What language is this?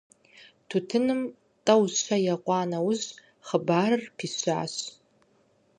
Kabardian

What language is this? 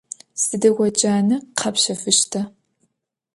Adyghe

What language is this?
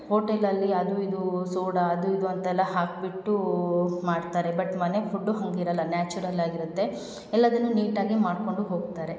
Kannada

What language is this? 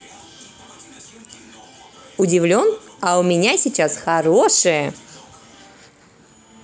Russian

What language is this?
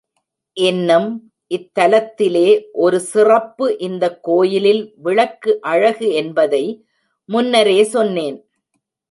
Tamil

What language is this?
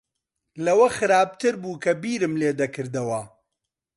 Central Kurdish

